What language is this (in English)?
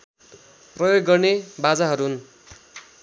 Nepali